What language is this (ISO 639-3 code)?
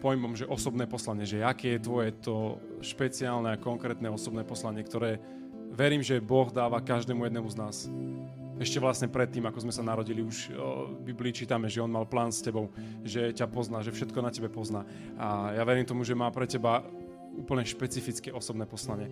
slk